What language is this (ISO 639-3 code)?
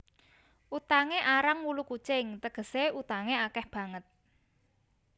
jav